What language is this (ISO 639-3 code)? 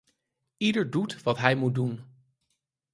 nld